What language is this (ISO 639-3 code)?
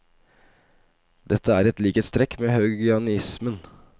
nor